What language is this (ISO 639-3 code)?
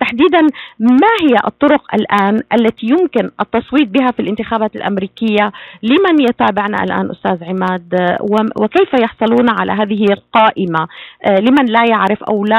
ara